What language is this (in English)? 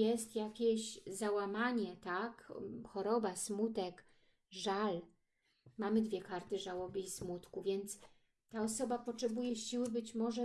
Polish